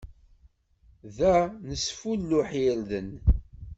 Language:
Kabyle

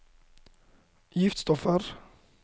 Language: Norwegian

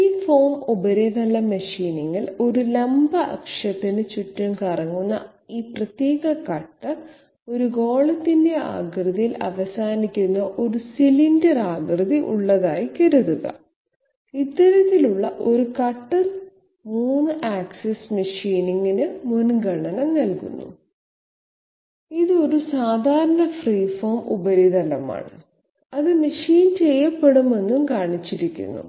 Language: Malayalam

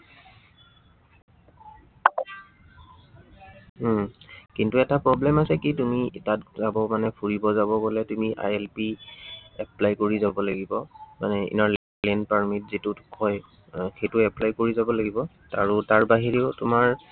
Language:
Assamese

